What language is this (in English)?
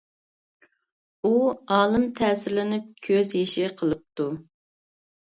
Uyghur